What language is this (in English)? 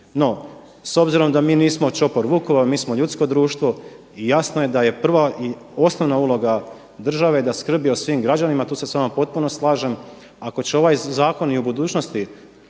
Croatian